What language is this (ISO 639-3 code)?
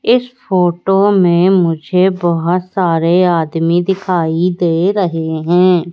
hin